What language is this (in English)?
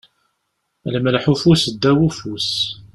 Kabyle